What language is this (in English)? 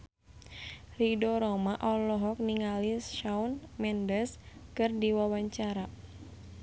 Sundanese